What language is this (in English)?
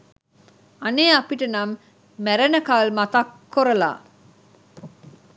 Sinhala